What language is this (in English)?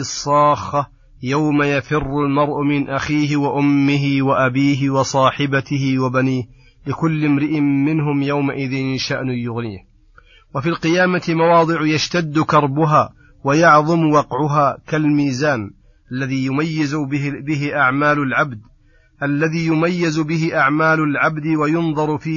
Arabic